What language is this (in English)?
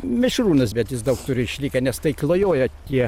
Lithuanian